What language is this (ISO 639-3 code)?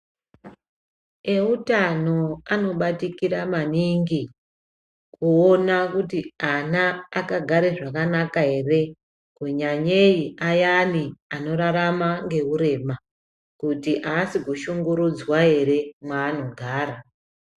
ndc